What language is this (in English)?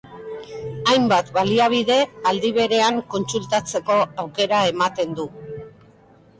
Basque